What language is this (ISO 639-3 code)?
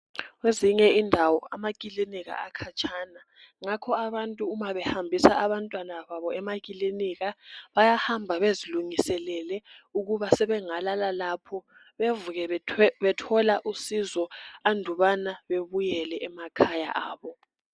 nde